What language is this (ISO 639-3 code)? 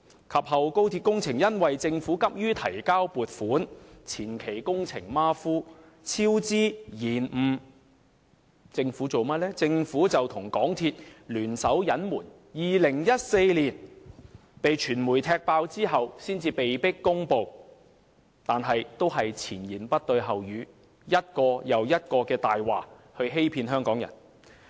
yue